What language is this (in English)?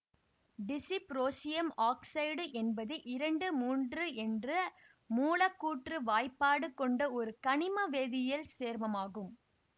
Tamil